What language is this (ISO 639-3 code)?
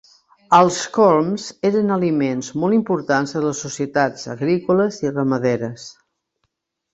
cat